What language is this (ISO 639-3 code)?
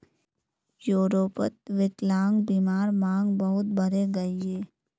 mag